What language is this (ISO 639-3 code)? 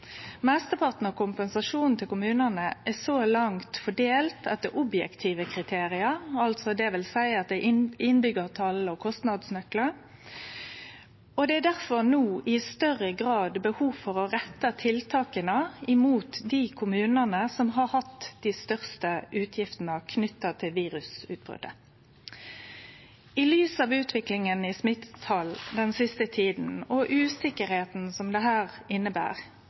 nno